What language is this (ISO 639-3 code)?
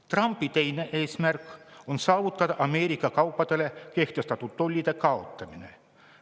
est